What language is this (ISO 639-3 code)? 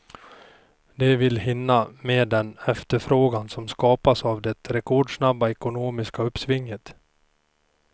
swe